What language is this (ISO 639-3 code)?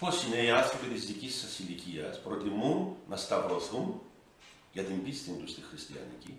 ell